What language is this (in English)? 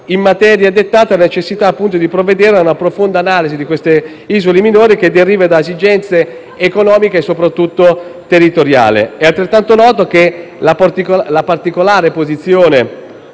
Italian